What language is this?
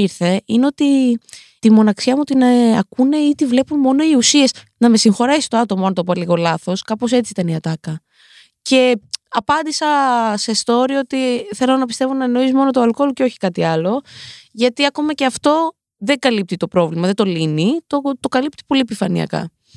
Greek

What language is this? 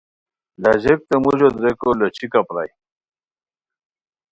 Khowar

